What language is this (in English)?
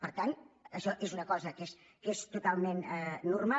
Catalan